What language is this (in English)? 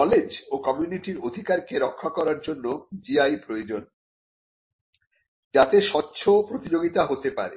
Bangla